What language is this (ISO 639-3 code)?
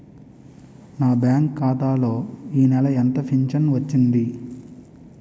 tel